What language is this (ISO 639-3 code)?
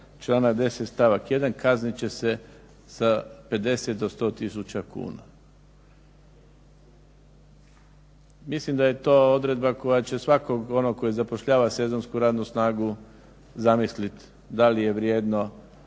hrv